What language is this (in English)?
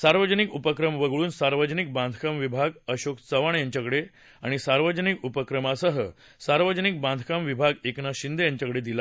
Marathi